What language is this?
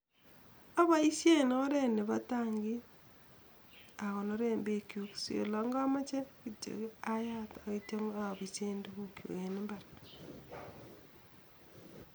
Kalenjin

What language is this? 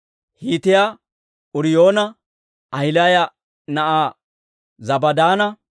Dawro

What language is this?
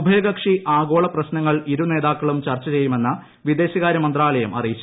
Malayalam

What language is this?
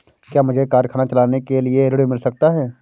Hindi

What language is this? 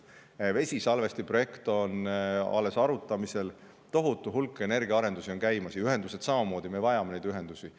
Estonian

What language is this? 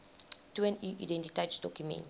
Afrikaans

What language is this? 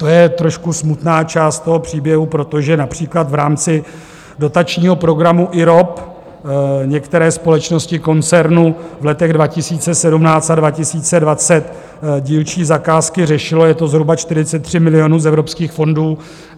Czech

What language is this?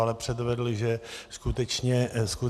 Czech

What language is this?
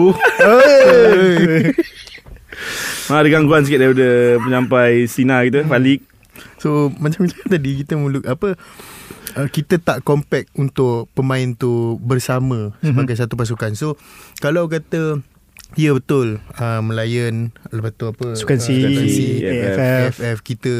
Malay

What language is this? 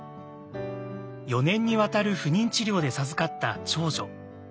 Japanese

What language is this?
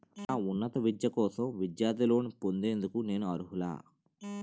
Telugu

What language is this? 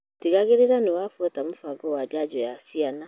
Kikuyu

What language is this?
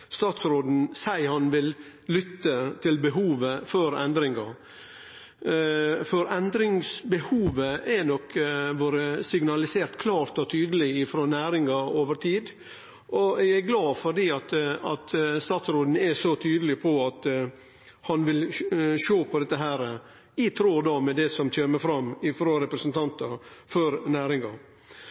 Norwegian Nynorsk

